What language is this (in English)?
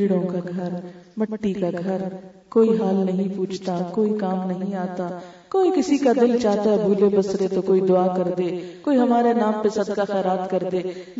Urdu